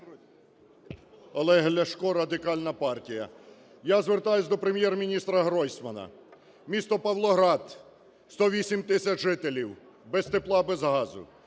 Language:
Ukrainian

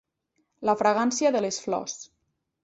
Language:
Catalan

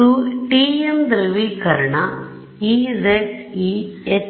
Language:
Kannada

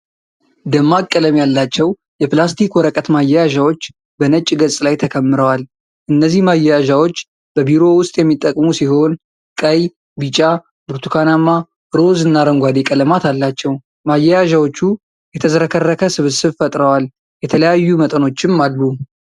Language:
Amharic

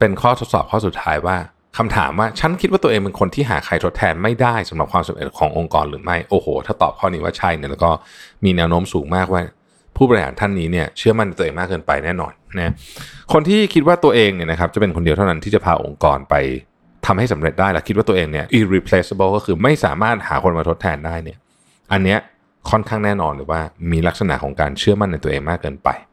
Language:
Thai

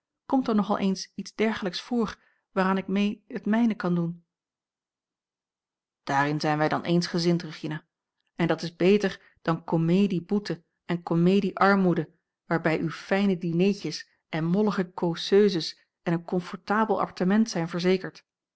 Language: Dutch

